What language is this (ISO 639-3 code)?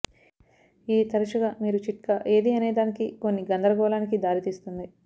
tel